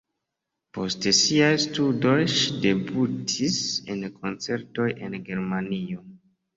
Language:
Esperanto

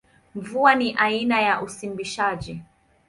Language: Swahili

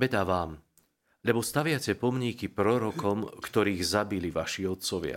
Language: Slovak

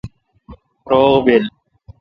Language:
Kalkoti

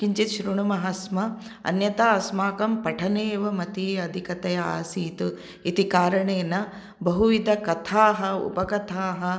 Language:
Sanskrit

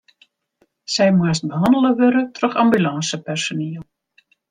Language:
Western Frisian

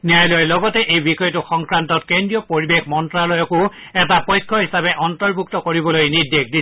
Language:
Assamese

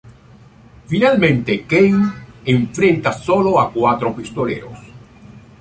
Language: Spanish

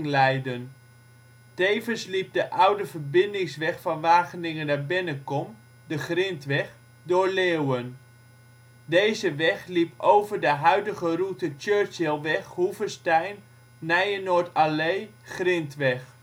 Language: Dutch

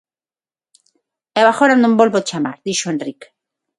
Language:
Galician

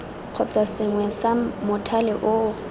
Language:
Tswana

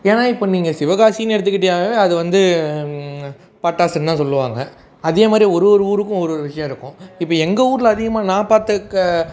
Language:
Tamil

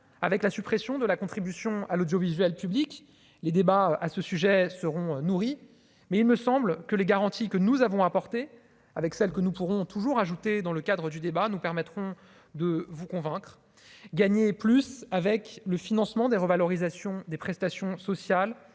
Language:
French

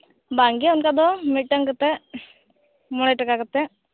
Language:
Santali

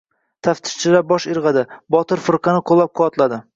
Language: Uzbek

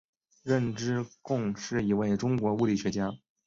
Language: Chinese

